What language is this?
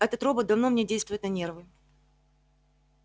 Russian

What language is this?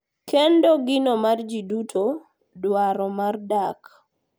Luo (Kenya and Tanzania)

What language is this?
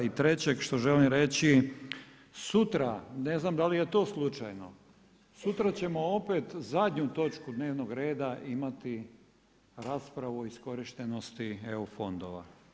Croatian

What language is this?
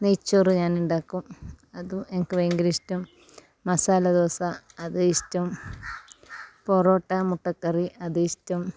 Malayalam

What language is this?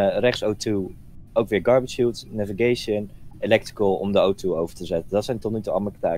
Dutch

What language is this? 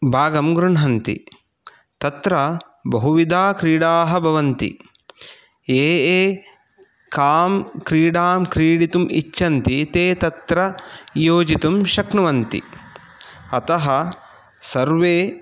Sanskrit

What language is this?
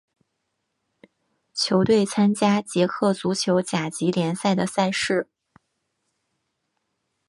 Chinese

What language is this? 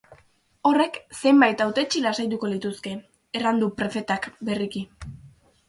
Basque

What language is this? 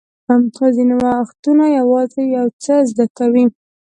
Pashto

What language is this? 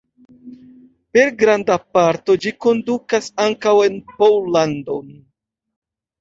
Esperanto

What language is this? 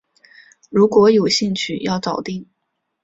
Chinese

